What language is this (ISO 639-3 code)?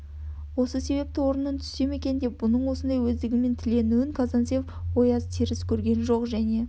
kaz